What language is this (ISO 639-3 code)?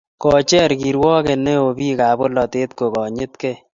kln